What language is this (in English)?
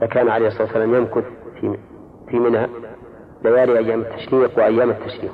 Arabic